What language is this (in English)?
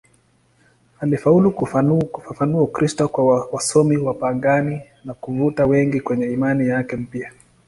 Swahili